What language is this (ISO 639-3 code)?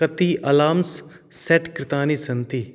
san